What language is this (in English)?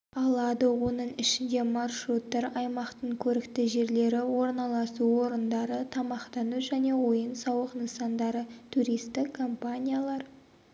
Kazakh